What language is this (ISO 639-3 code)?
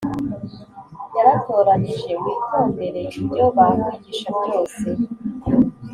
kin